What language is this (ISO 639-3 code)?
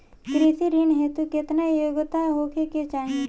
bho